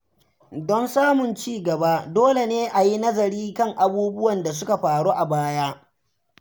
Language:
Hausa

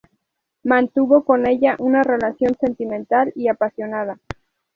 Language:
Spanish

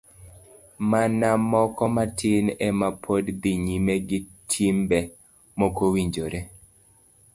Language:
Luo (Kenya and Tanzania)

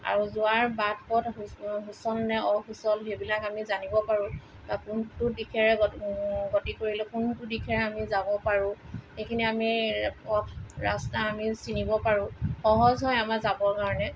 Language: Assamese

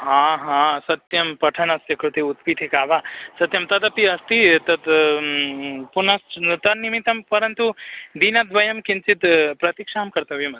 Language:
Sanskrit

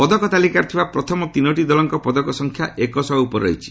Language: Odia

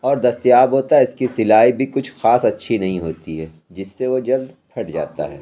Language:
Urdu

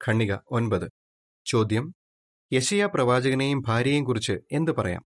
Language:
Malayalam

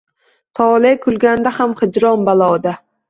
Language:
Uzbek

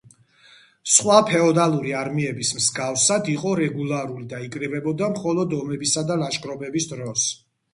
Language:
Georgian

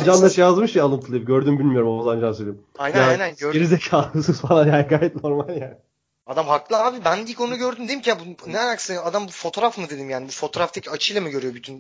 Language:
Turkish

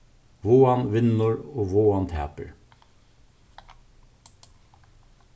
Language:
Faroese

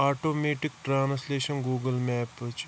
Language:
Kashmiri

